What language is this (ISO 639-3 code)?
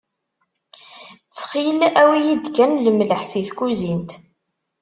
kab